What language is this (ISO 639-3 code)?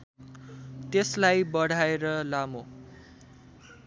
nep